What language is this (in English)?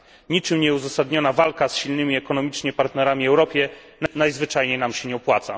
Polish